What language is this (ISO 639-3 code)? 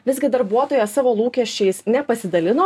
lit